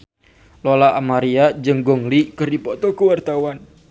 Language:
Sundanese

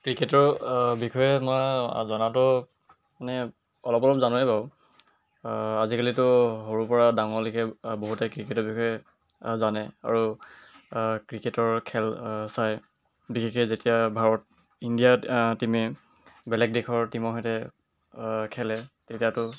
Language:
Assamese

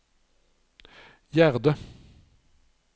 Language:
Norwegian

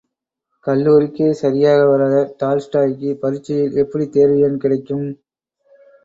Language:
Tamil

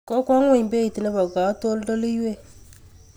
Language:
Kalenjin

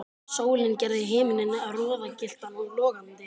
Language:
Icelandic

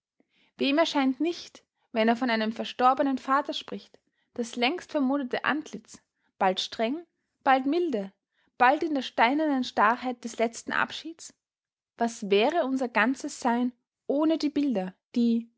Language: German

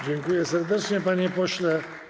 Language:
Polish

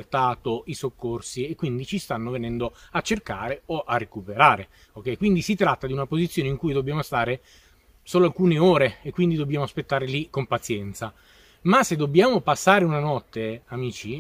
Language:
Italian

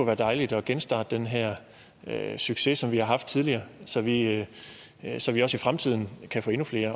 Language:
Danish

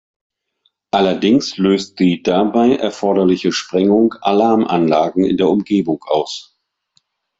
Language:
German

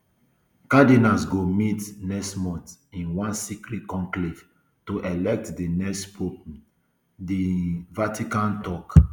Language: Nigerian Pidgin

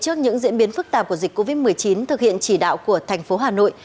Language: Vietnamese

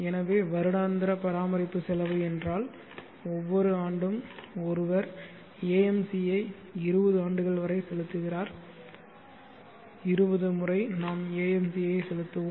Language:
Tamil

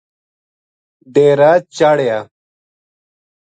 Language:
Gujari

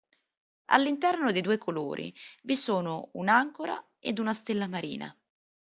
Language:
Italian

